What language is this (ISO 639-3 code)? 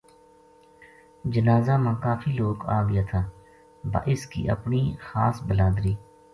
gju